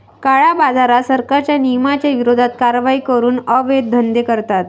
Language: Marathi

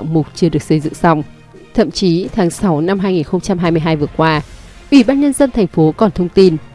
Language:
Vietnamese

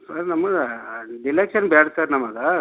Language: Kannada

